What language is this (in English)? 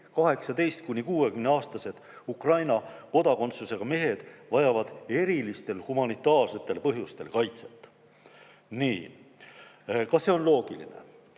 Estonian